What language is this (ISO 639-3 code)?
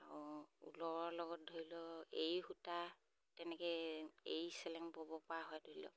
asm